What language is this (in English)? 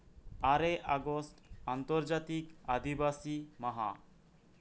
Santali